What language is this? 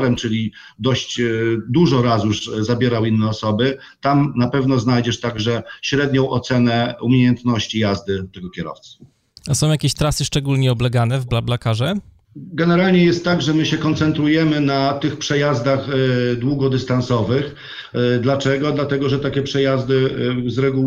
Polish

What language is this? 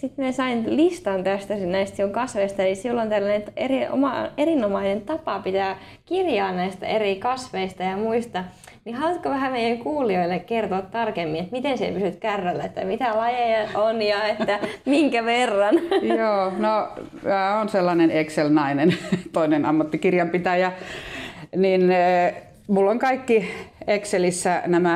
Finnish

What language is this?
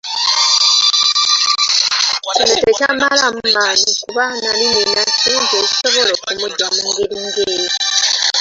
Ganda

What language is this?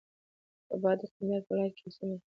Pashto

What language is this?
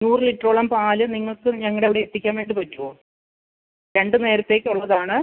Malayalam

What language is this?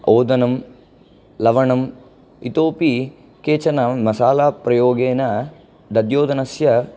Sanskrit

